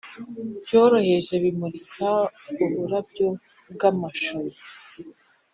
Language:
Kinyarwanda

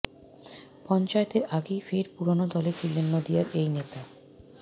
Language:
Bangla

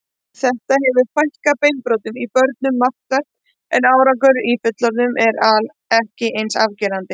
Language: Icelandic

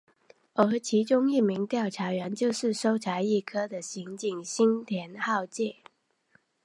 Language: Chinese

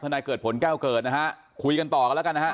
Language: Thai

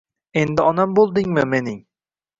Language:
Uzbek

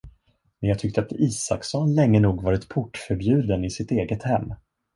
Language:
Swedish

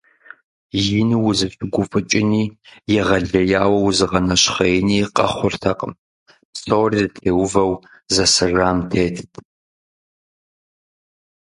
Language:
Kabardian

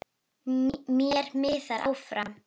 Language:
Icelandic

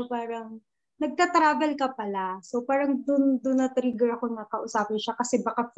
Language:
Filipino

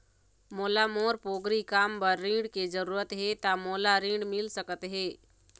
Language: Chhattisgarhi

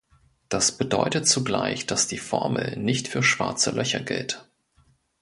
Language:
German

